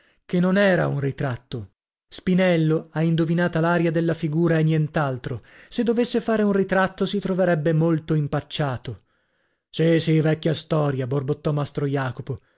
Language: Italian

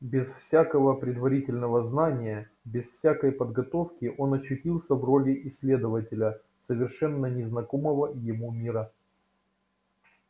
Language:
Russian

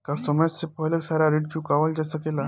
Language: Bhojpuri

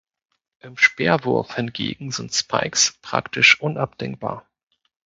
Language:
German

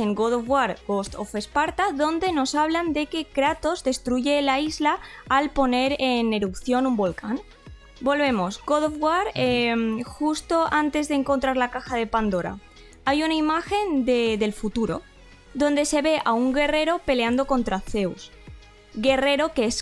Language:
Spanish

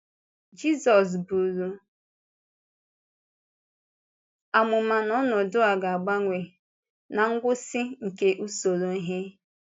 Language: Igbo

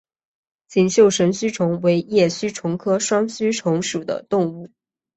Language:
Chinese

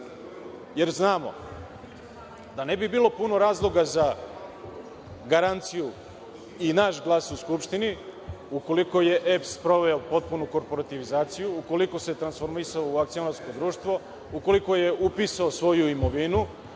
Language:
Serbian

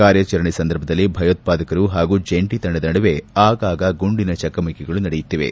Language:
Kannada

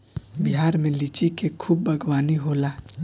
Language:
Bhojpuri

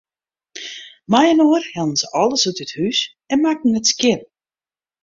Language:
Western Frisian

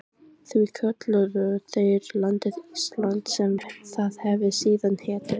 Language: Icelandic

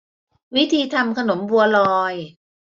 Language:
Thai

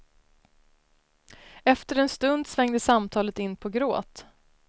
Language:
Swedish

